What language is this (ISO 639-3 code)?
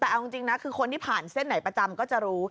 tha